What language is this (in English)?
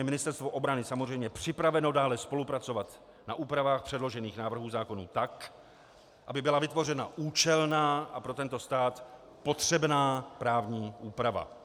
Czech